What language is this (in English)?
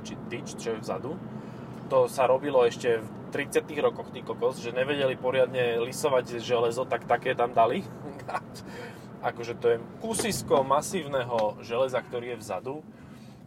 Slovak